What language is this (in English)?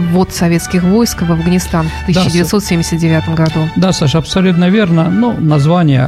Russian